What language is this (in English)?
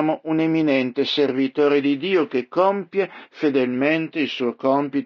Italian